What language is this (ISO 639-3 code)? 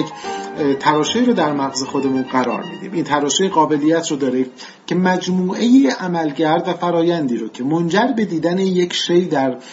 fas